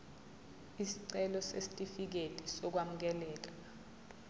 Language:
Zulu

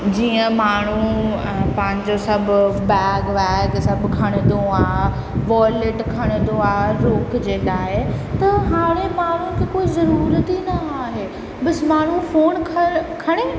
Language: Sindhi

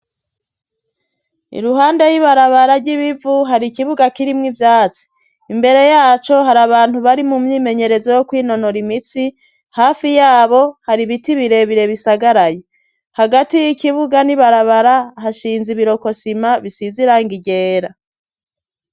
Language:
Rundi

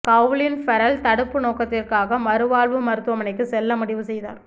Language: Tamil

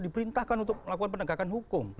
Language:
Indonesian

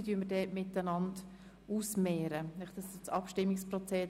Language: Swiss German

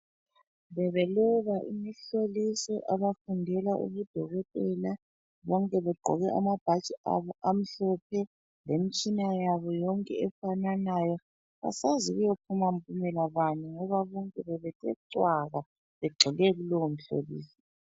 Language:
North Ndebele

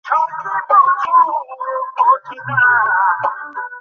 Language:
Bangla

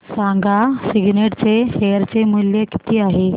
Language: Marathi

